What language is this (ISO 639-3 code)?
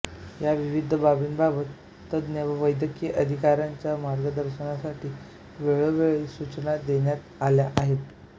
mar